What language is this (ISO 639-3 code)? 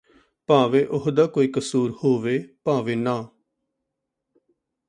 pan